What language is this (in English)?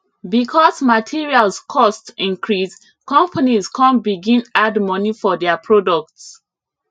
Nigerian Pidgin